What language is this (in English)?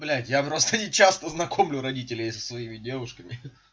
Russian